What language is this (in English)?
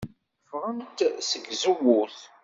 Kabyle